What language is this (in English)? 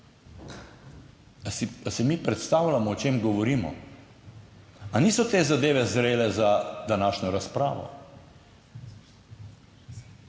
Slovenian